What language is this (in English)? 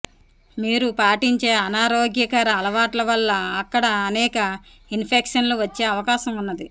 Telugu